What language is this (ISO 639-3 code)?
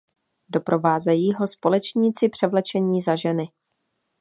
ces